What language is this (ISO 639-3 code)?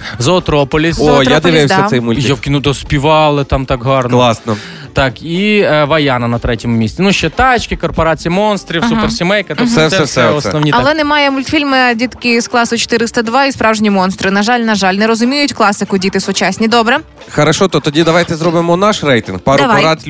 ukr